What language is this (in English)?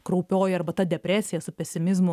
Lithuanian